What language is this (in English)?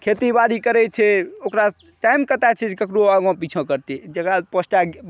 Maithili